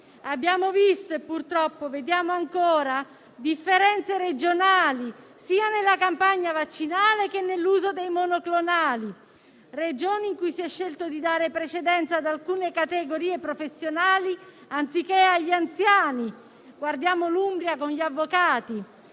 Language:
Italian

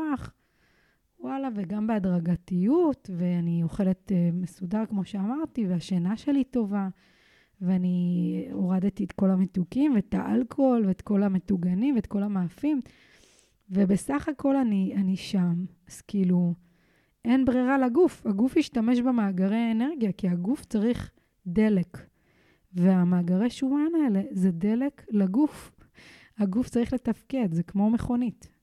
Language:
Hebrew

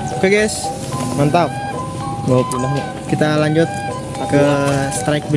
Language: Indonesian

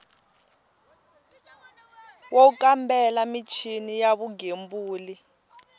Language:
Tsonga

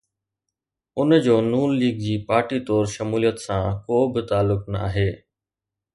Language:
Sindhi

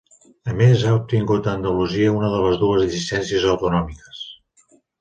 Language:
Catalan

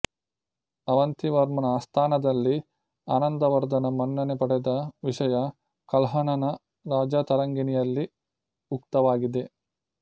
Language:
Kannada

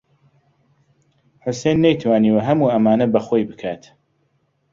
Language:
Central Kurdish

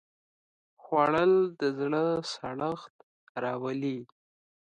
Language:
Pashto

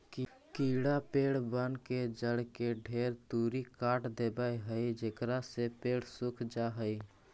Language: Magahi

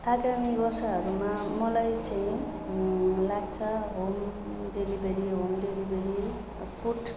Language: Nepali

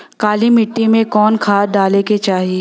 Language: Bhojpuri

